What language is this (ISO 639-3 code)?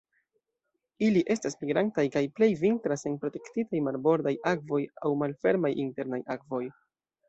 epo